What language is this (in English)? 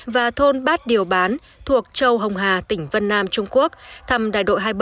Vietnamese